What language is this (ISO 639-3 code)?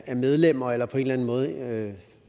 dan